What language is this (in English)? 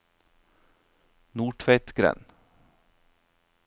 Norwegian